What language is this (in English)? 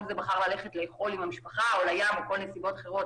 Hebrew